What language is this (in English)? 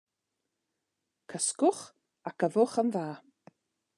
Welsh